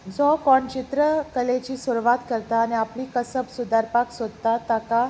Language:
Konkani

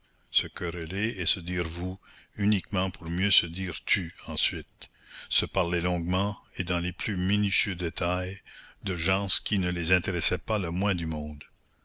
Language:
French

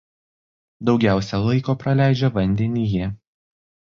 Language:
Lithuanian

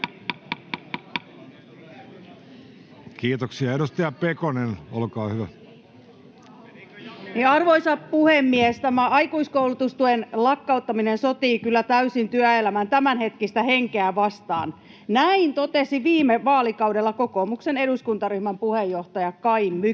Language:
Finnish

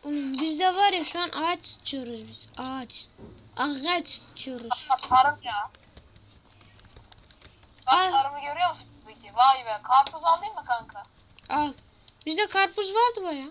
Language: Turkish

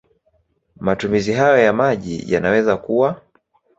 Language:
Swahili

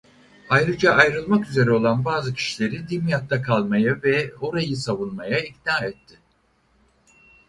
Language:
Turkish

